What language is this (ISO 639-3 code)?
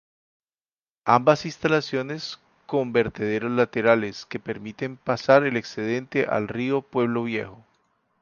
spa